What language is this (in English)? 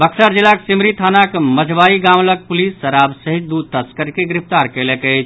Maithili